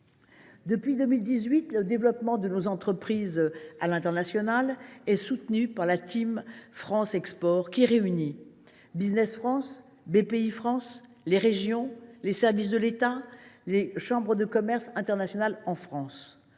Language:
French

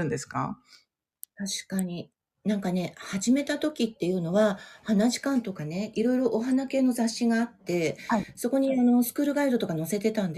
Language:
Japanese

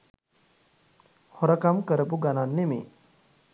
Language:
Sinhala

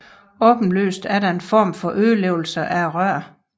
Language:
Danish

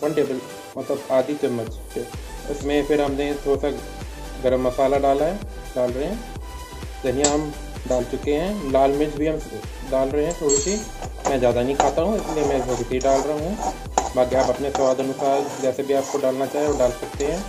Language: Hindi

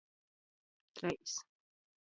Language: Latgalian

